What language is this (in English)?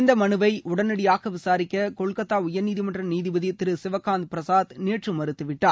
Tamil